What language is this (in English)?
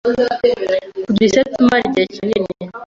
Kinyarwanda